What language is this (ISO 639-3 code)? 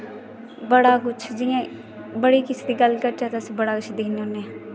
doi